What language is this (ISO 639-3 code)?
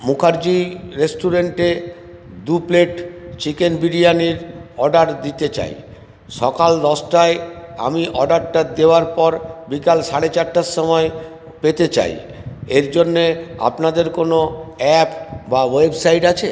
ben